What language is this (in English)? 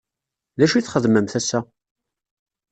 Kabyle